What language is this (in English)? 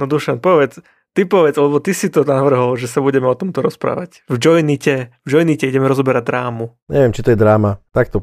Slovak